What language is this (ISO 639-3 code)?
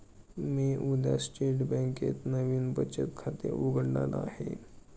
mar